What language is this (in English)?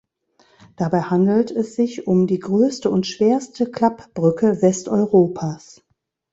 German